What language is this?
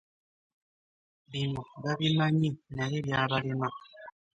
Ganda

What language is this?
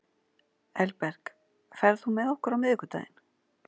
Icelandic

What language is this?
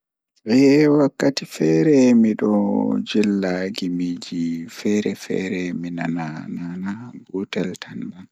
Fula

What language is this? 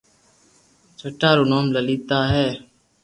Loarki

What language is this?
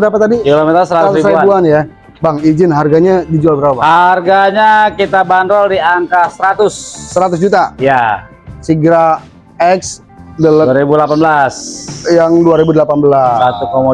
Indonesian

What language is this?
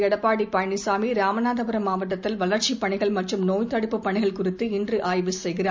Tamil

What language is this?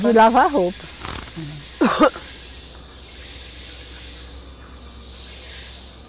Portuguese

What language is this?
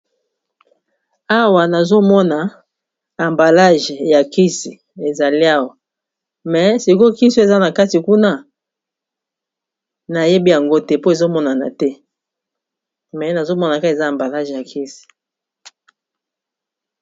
Lingala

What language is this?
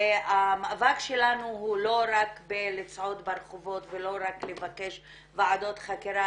Hebrew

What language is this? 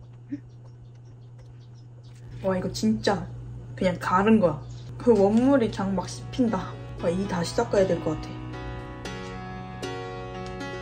Korean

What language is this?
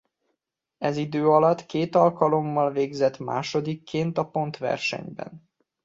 Hungarian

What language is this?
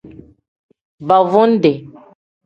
Tem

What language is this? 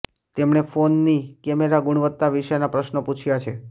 Gujarati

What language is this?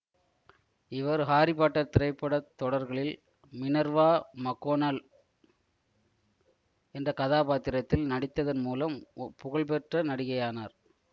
Tamil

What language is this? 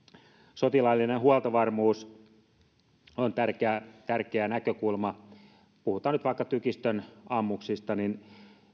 Finnish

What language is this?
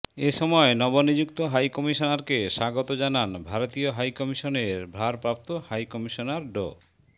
Bangla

